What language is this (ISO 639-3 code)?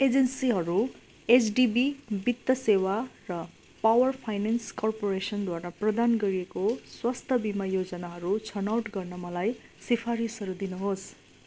nep